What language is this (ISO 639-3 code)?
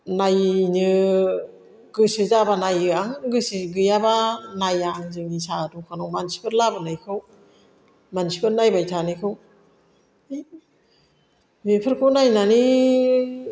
brx